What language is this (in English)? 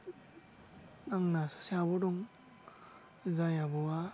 Bodo